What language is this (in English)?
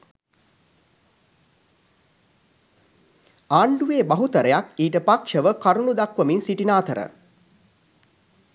Sinhala